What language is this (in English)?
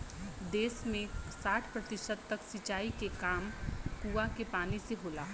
Bhojpuri